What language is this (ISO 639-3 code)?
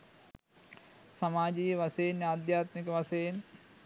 sin